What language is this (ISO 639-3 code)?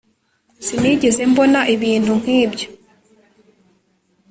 kin